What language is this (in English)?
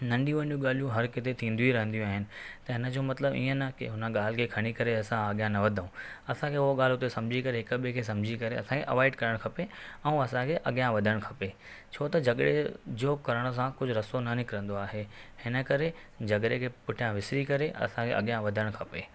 Sindhi